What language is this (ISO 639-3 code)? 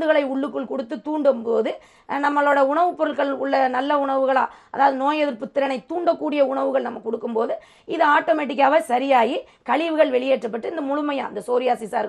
tam